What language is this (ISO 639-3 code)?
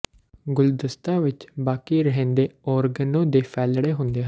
pan